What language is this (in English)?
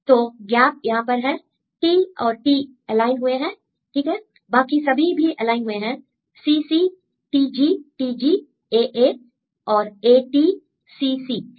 Hindi